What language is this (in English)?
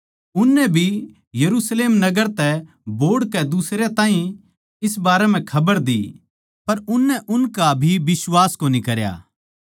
Haryanvi